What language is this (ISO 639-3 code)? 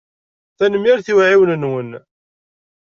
kab